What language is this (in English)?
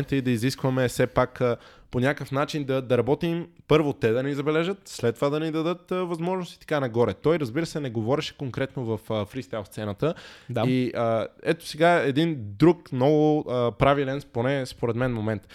Bulgarian